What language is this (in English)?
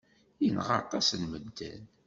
Kabyle